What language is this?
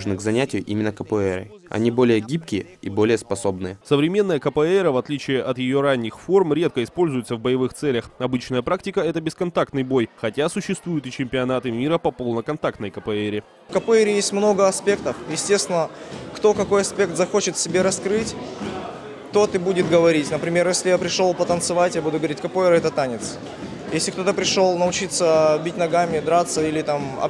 Russian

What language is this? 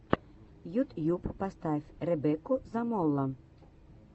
Russian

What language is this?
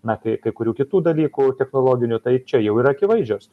Lithuanian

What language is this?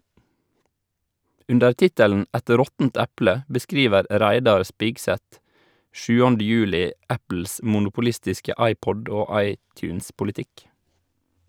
Norwegian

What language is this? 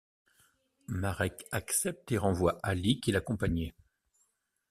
French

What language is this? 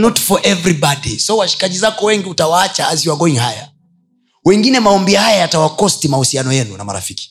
Swahili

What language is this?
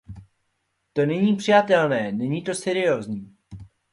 Czech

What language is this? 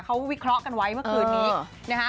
Thai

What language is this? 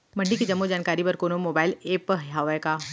Chhattisgarhi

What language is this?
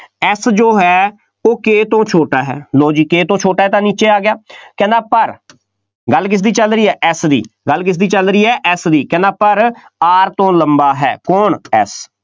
Punjabi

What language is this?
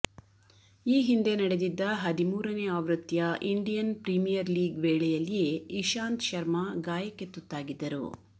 Kannada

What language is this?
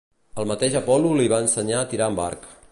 Catalan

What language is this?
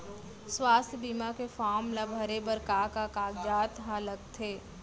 Chhattisgarhi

